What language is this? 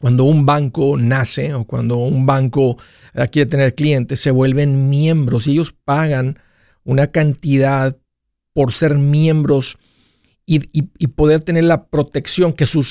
Spanish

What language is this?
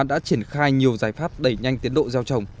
Vietnamese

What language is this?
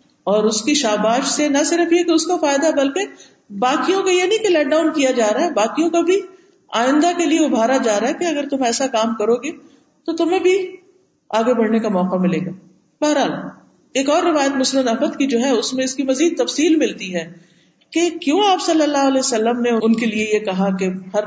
Urdu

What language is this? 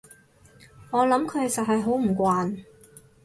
Cantonese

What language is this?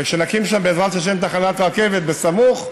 Hebrew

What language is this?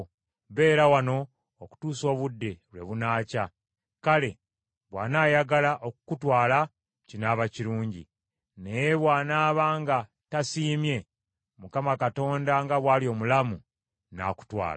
Ganda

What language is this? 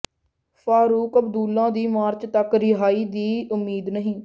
Punjabi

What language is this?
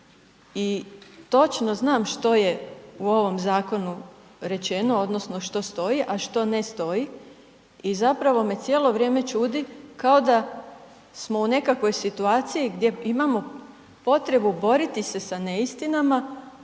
Croatian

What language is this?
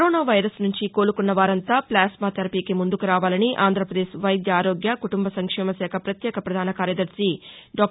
Telugu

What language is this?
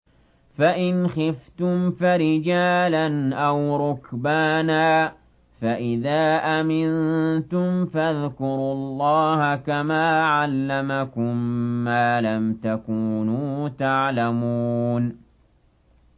Arabic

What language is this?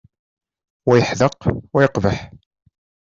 Kabyle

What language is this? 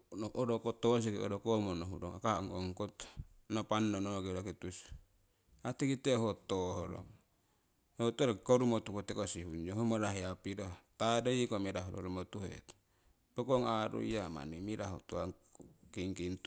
Siwai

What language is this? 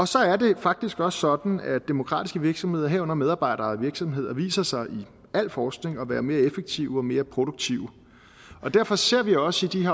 Danish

